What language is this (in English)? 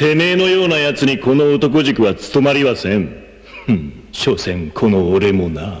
Japanese